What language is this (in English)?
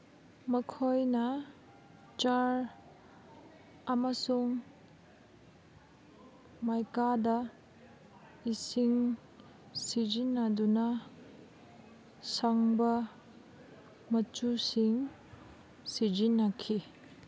Manipuri